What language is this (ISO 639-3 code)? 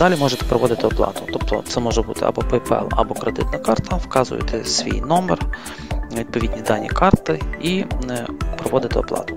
ukr